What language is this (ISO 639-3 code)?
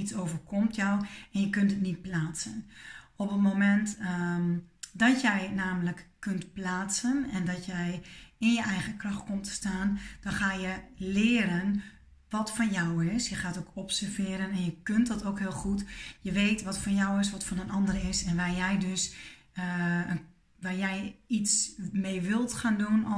nld